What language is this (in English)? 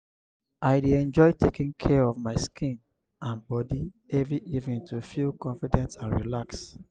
Nigerian Pidgin